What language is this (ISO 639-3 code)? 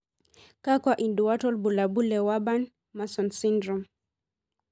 mas